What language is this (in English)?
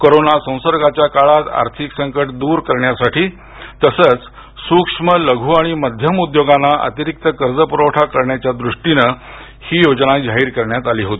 Marathi